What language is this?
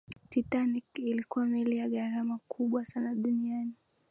Swahili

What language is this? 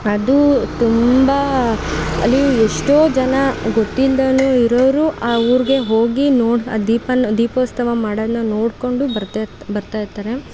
Kannada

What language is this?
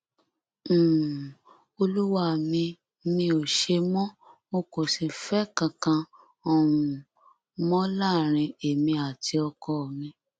Yoruba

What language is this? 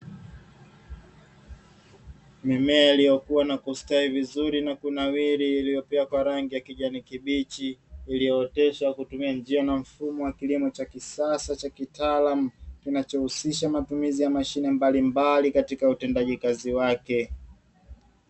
Swahili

